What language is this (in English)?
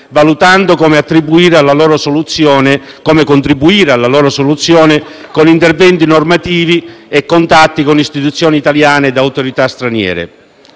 Italian